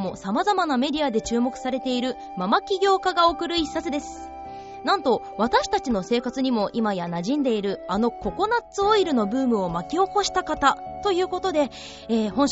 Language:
Japanese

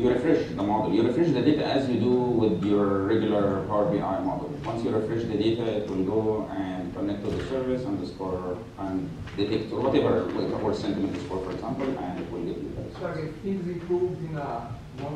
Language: English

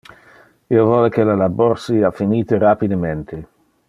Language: Interlingua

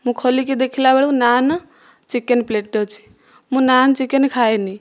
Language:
Odia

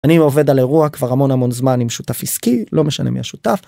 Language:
Hebrew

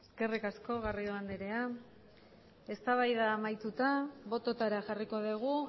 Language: Basque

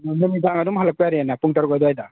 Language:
Manipuri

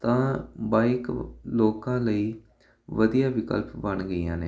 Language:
Punjabi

